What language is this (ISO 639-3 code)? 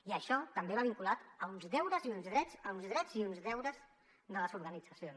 cat